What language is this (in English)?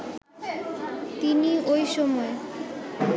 Bangla